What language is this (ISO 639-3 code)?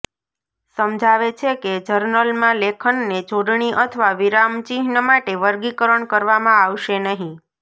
guj